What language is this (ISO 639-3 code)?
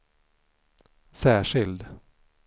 swe